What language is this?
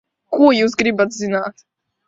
Latvian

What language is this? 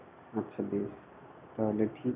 Bangla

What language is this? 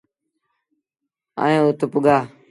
Sindhi Bhil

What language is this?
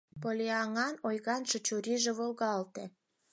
Mari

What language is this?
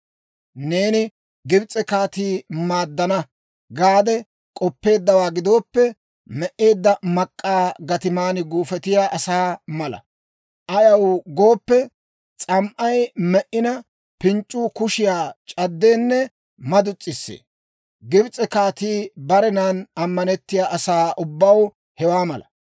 Dawro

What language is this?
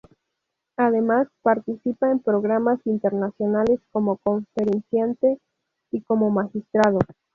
Spanish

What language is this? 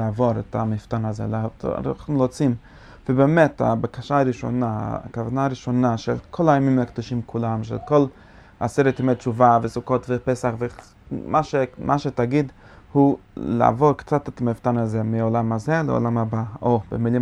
Hebrew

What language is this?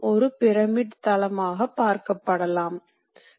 Tamil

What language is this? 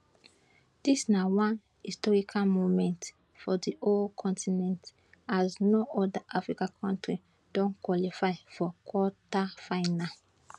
Nigerian Pidgin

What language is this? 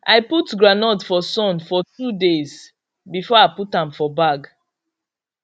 Nigerian Pidgin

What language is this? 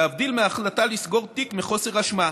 Hebrew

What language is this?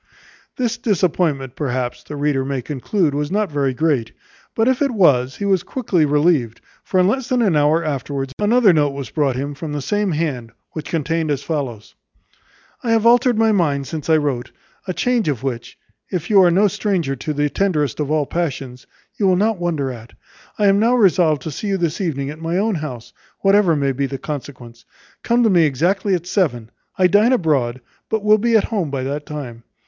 English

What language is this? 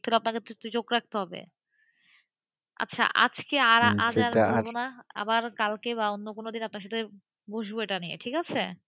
Bangla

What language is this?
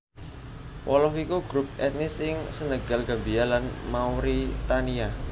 Javanese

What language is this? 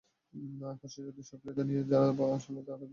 Bangla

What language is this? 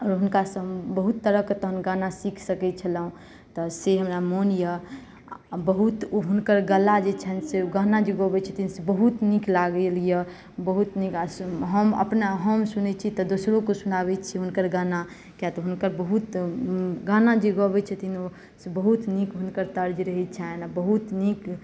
Maithili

